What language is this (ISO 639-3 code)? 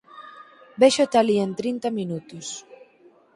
glg